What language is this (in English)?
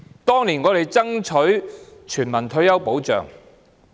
Cantonese